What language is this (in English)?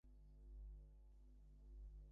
Bangla